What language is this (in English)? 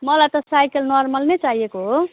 Nepali